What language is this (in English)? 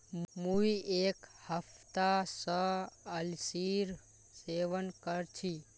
Magahi